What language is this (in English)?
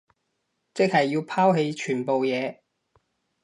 Cantonese